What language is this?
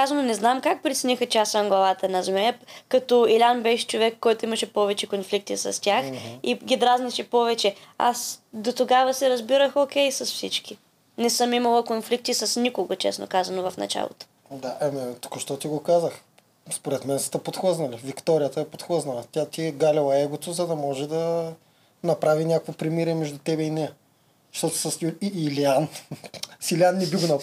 Bulgarian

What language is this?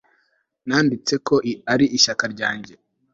Kinyarwanda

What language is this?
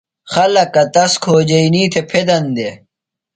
Phalura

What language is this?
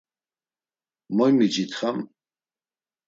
Laz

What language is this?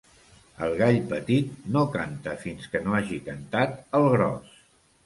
Catalan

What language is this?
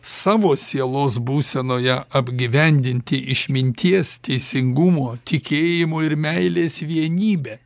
Lithuanian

